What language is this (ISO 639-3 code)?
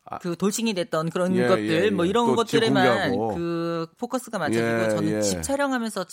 kor